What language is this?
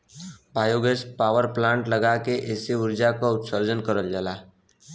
Bhojpuri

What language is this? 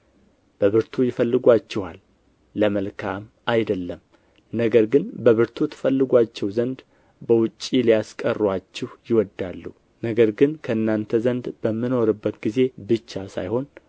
Amharic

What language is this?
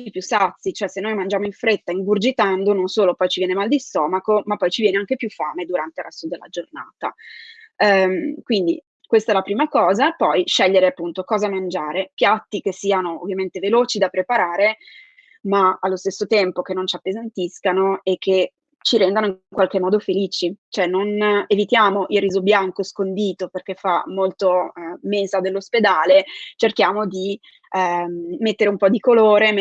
Italian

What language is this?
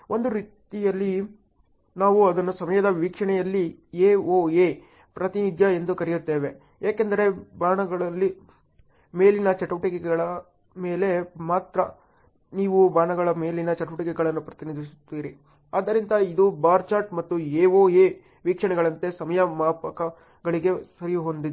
Kannada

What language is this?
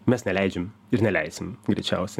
Lithuanian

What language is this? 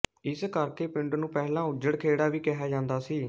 Punjabi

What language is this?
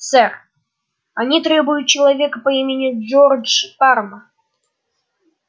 Russian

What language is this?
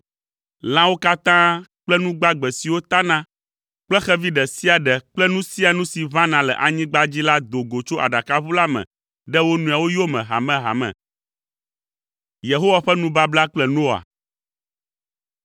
Ewe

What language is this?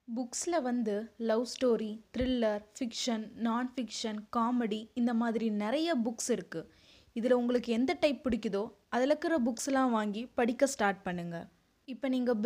Tamil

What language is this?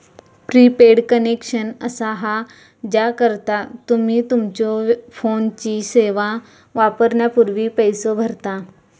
Marathi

